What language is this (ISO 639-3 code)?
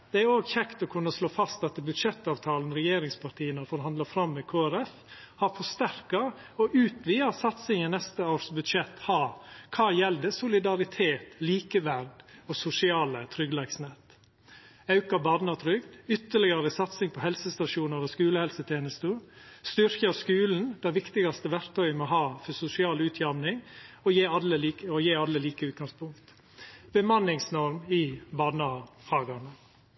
nno